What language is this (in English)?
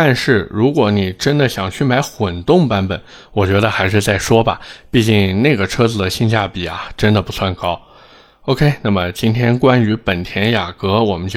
Chinese